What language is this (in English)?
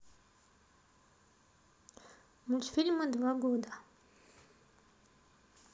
Russian